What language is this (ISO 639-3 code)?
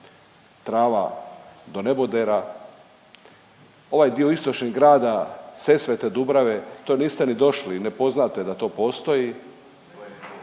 hrv